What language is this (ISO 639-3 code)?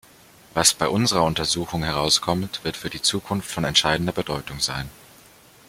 deu